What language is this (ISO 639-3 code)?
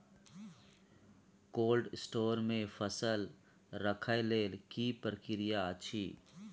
mai